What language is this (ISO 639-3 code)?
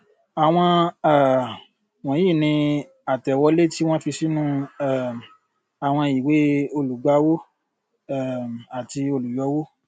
yor